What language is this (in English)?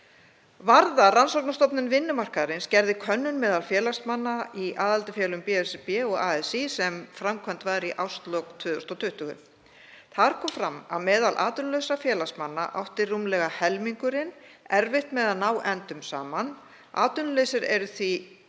Icelandic